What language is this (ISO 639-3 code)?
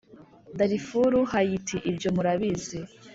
kin